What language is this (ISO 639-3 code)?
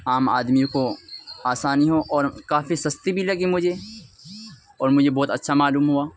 urd